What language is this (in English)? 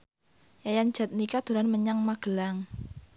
Javanese